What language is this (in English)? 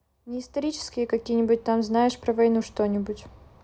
Russian